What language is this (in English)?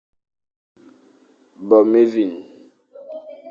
Fang